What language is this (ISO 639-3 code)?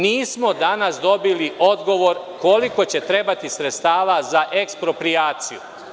srp